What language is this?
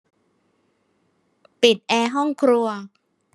Thai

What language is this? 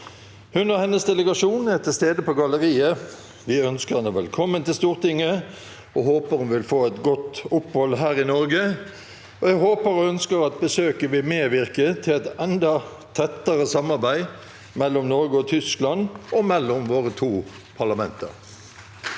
Norwegian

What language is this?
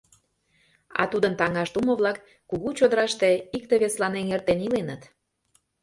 Mari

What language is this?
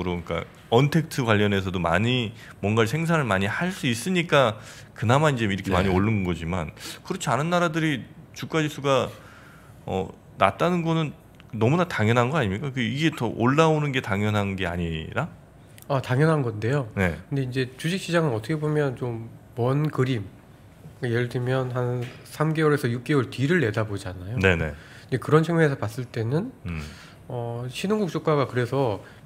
Korean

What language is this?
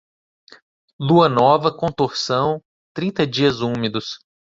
Portuguese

